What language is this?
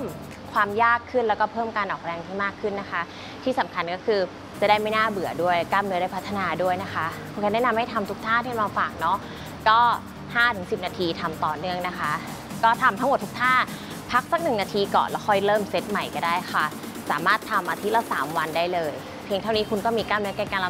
Thai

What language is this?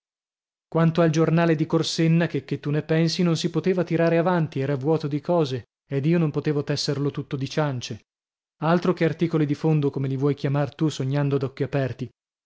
Italian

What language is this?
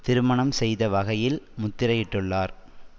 Tamil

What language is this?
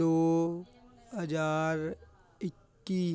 Punjabi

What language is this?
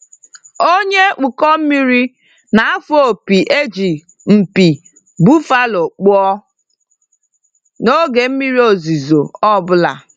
Igbo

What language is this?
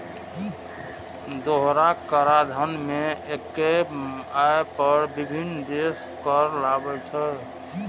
Maithili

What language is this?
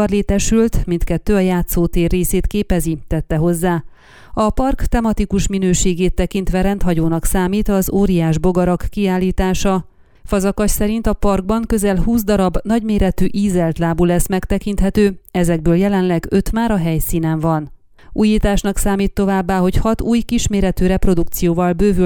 Hungarian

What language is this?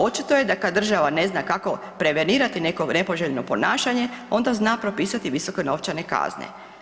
Croatian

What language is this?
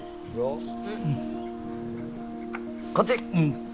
Japanese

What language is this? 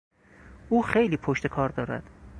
Persian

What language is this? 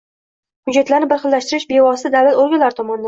Uzbek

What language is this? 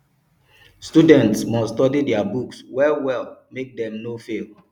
Nigerian Pidgin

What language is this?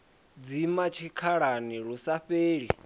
Venda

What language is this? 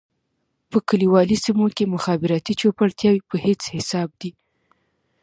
Pashto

